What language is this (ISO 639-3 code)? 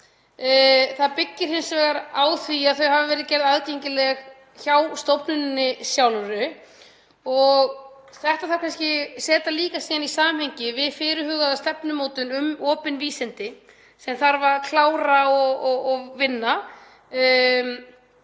isl